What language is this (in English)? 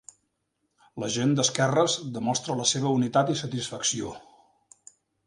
Catalan